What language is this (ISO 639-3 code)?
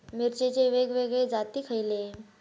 mar